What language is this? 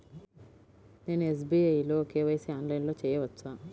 Telugu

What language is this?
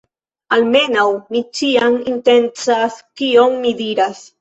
Esperanto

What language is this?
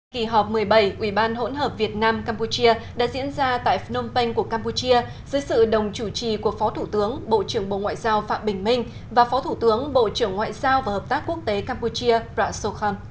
Vietnamese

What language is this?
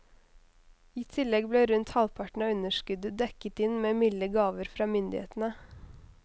Norwegian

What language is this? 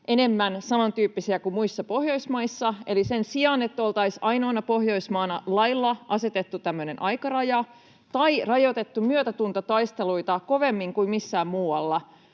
Finnish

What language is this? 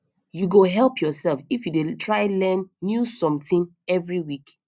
Nigerian Pidgin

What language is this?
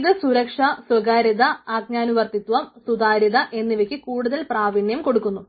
Malayalam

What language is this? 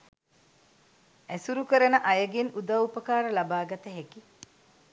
Sinhala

